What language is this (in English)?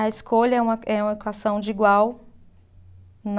Portuguese